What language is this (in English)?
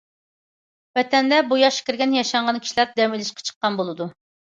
Uyghur